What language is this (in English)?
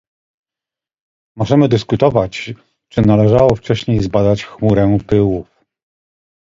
Polish